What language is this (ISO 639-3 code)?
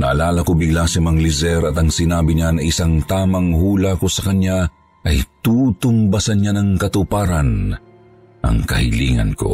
fil